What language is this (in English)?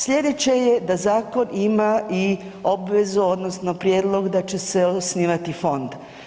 Croatian